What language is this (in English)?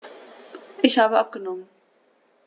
German